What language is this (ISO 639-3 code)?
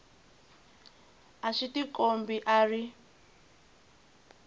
tso